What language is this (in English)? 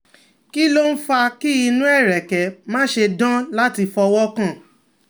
Yoruba